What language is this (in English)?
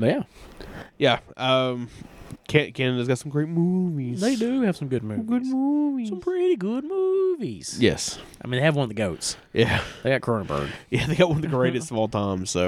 English